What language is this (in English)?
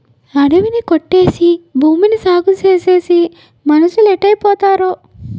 Telugu